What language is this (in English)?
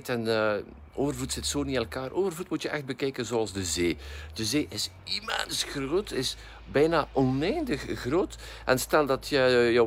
Dutch